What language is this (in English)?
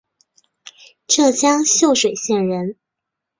Chinese